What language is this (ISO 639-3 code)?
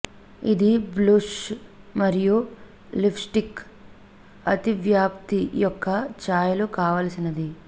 tel